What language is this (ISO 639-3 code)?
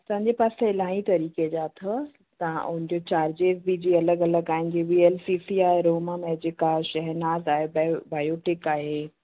snd